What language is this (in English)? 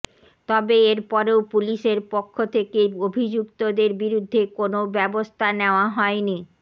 Bangla